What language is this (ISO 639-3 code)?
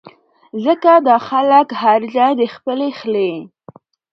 pus